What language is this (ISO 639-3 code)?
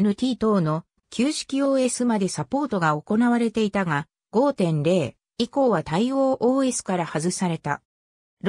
jpn